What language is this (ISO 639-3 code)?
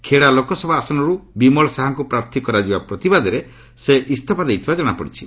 ori